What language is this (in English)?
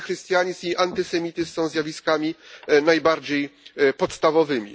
Polish